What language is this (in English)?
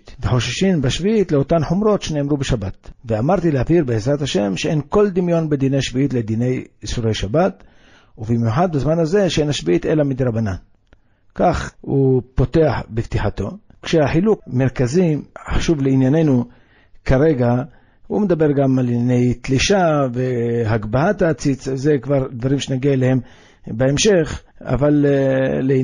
Hebrew